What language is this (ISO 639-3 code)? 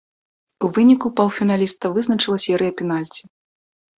bel